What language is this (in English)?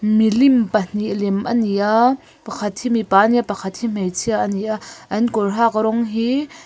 Mizo